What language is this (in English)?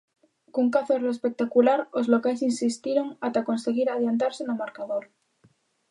Galician